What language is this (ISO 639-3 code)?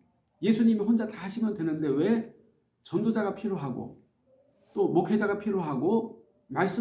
kor